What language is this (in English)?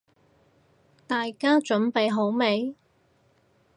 Cantonese